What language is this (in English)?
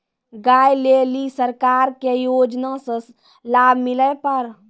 Maithili